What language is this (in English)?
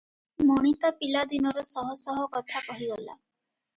Odia